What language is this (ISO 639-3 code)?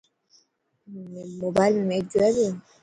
mki